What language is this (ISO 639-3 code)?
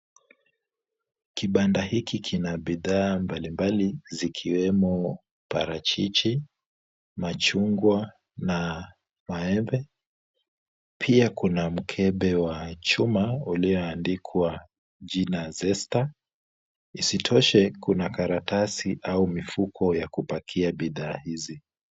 swa